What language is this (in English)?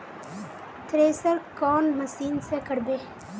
Magahi